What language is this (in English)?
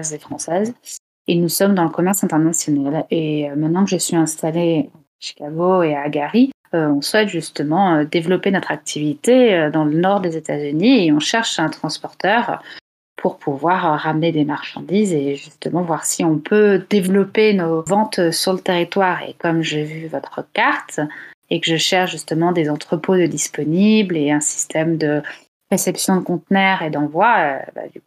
French